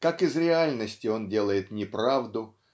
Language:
Russian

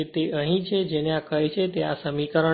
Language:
Gujarati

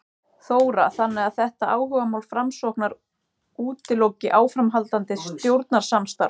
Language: Icelandic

